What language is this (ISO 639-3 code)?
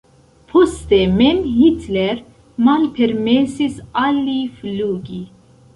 epo